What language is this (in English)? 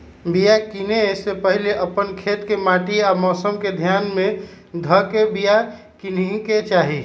Magahi